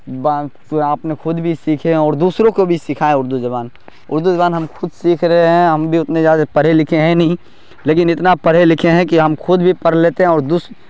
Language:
Urdu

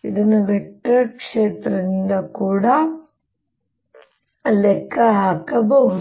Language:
Kannada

